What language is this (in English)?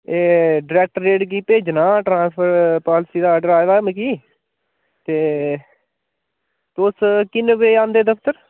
Dogri